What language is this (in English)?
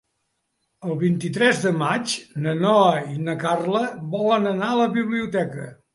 Catalan